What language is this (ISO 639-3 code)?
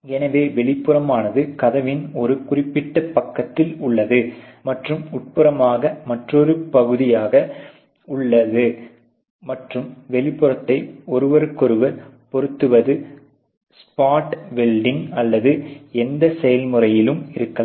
tam